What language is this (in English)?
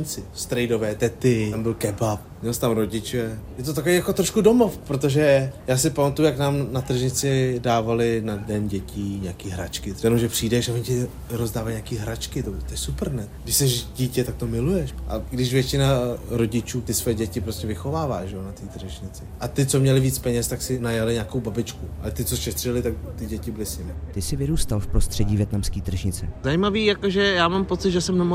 Czech